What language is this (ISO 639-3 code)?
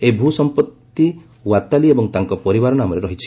ori